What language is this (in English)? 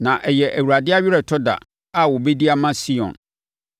Akan